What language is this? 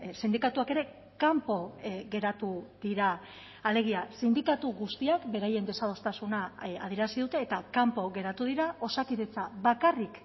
Basque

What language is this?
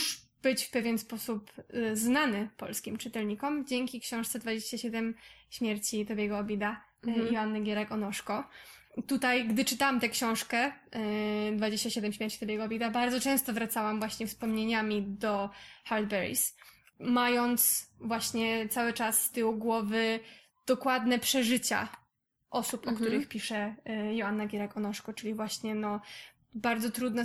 Polish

